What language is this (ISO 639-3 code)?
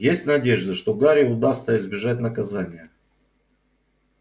rus